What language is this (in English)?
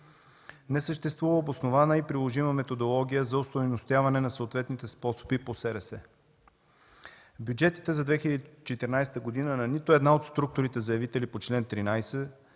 Bulgarian